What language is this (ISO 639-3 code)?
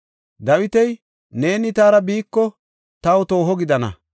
gof